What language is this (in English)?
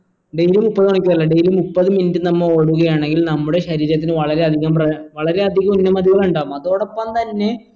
Malayalam